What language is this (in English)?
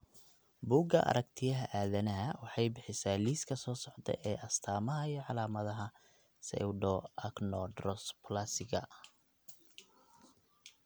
Somali